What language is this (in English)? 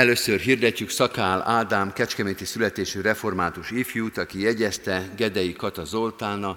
Hungarian